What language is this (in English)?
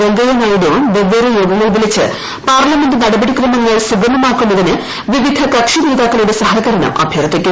Malayalam